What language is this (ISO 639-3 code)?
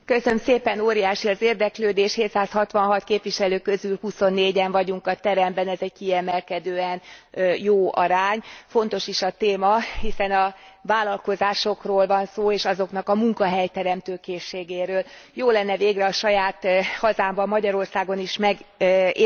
hun